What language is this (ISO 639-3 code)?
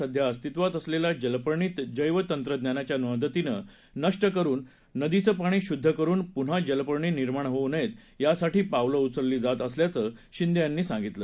mar